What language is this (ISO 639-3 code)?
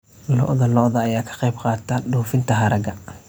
som